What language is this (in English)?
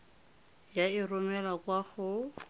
Tswana